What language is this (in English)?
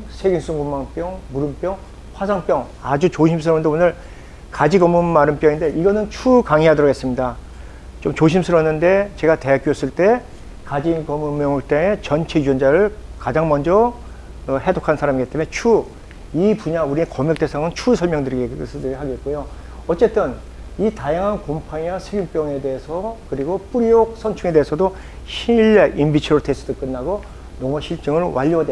Korean